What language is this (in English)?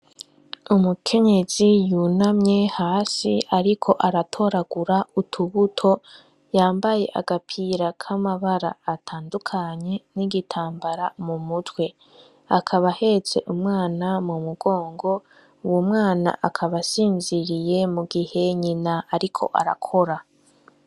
Rundi